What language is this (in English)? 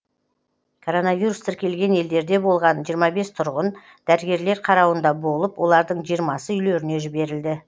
Kazakh